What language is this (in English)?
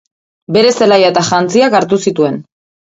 Basque